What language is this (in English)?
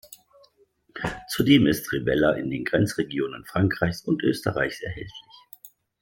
German